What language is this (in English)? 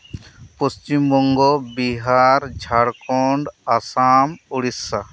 Santali